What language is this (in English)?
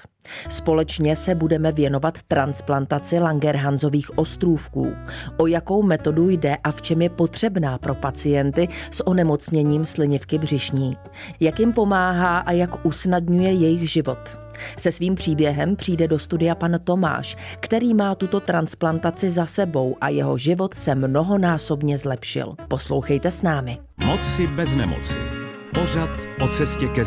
Czech